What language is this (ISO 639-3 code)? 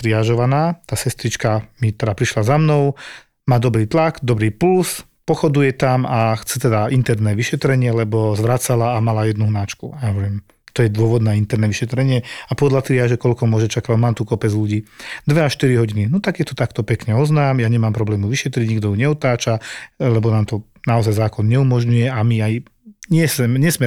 slk